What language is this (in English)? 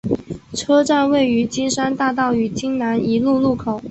Chinese